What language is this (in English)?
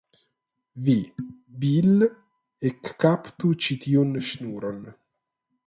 Esperanto